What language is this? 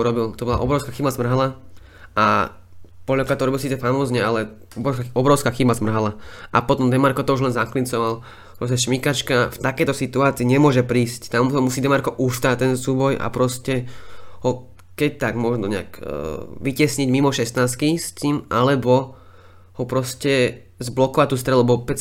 Slovak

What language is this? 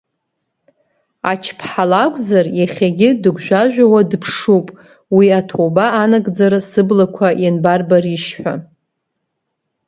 Abkhazian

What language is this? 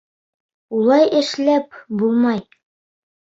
Bashkir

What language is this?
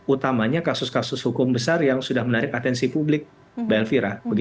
Indonesian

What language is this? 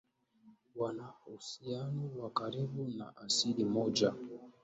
Swahili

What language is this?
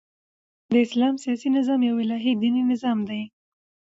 Pashto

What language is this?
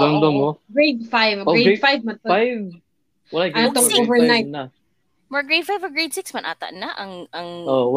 Filipino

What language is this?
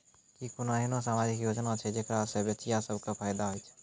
Maithili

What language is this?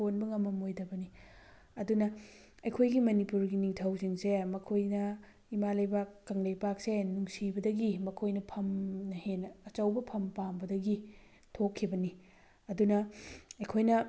Manipuri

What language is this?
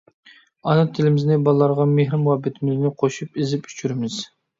Uyghur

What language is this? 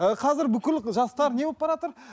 Kazakh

